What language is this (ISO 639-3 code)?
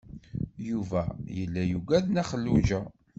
kab